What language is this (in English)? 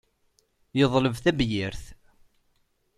Kabyle